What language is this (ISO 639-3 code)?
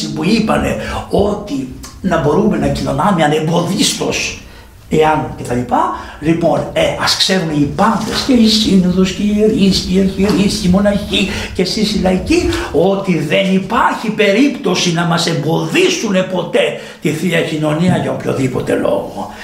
ell